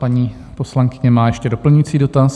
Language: Czech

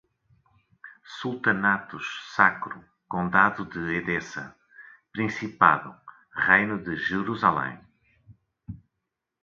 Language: Portuguese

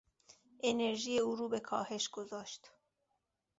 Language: Persian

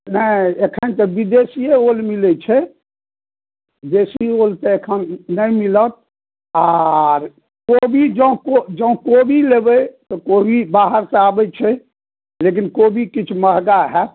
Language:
Maithili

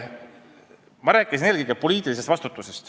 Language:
Estonian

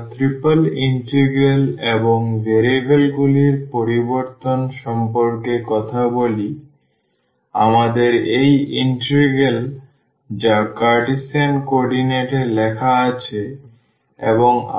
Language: Bangla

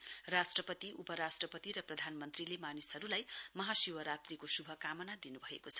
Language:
Nepali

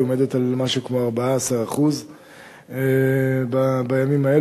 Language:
Hebrew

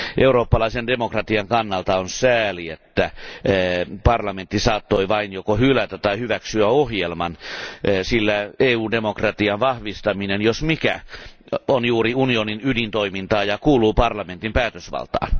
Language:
Finnish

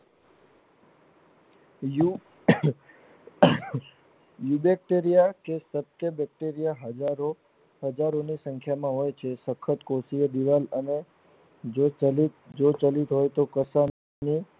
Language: Gujarati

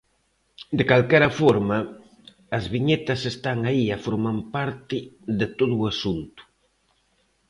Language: Galician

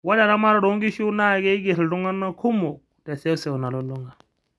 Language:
Masai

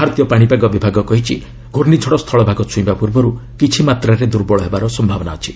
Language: Odia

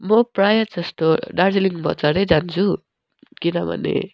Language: Nepali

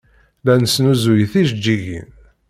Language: Kabyle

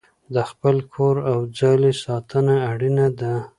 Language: Pashto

